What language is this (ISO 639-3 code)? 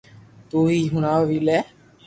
lrk